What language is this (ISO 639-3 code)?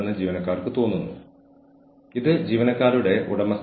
mal